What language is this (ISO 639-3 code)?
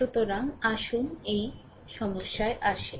ben